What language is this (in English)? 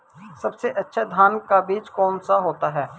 Hindi